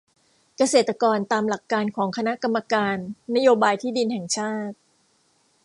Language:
Thai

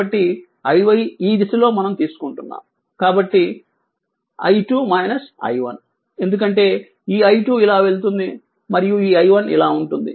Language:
Telugu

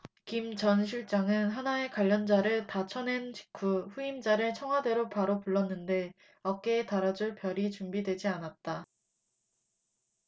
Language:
Korean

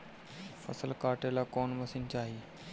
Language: Bhojpuri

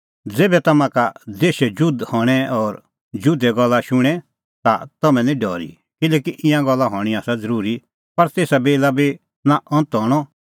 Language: Kullu Pahari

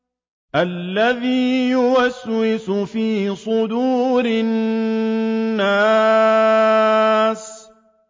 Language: Arabic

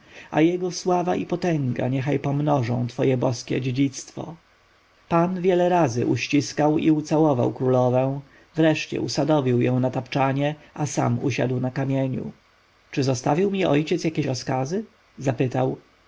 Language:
Polish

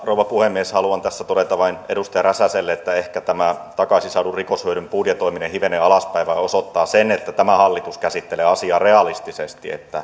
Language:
Finnish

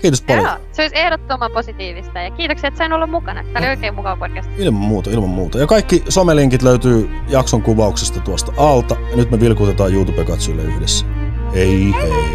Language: Finnish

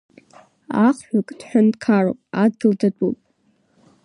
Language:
Abkhazian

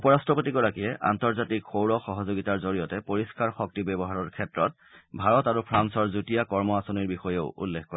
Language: Assamese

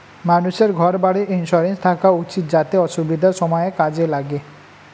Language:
Bangla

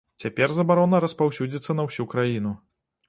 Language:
Belarusian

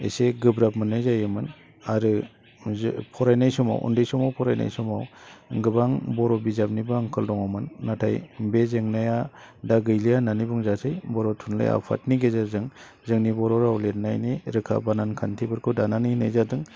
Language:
Bodo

